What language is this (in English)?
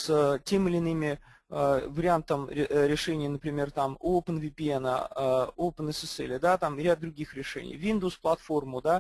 Russian